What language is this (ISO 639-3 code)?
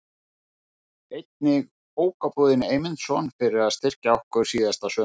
isl